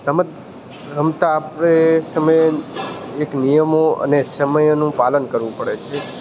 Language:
Gujarati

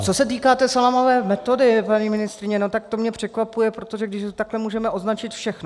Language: Czech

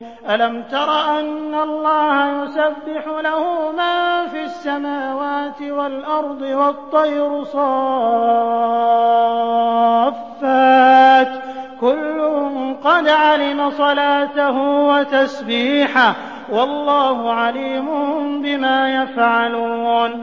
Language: Arabic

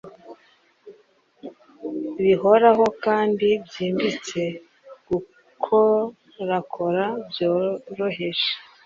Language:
Kinyarwanda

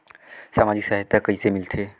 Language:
Chhattisgarhi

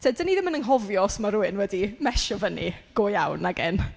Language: Welsh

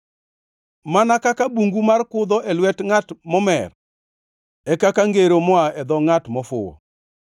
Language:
Luo (Kenya and Tanzania)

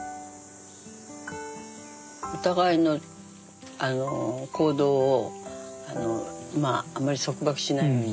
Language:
Japanese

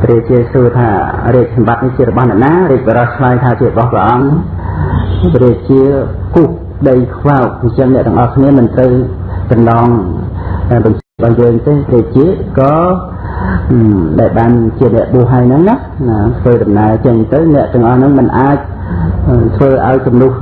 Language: Khmer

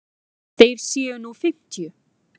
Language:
Icelandic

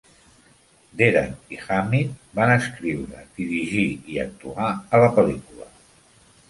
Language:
Catalan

